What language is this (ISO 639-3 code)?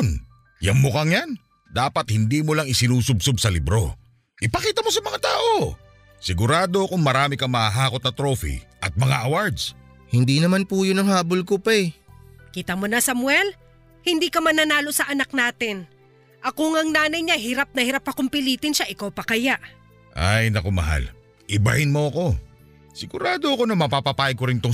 fil